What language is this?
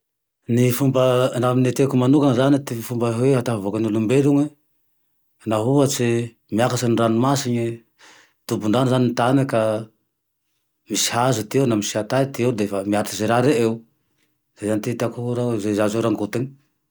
Tandroy-Mahafaly Malagasy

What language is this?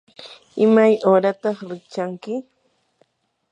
Yanahuanca Pasco Quechua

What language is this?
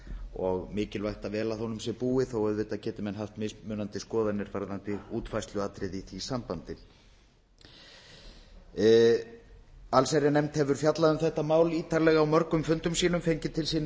Icelandic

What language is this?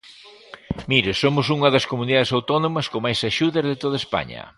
Galician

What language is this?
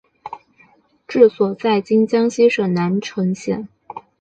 Chinese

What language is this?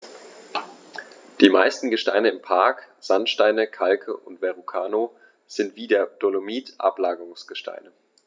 German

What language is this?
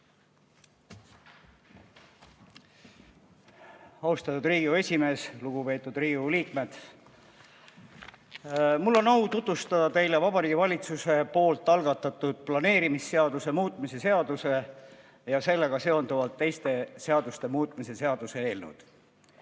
Estonian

